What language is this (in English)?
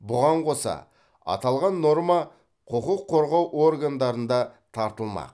Kazakh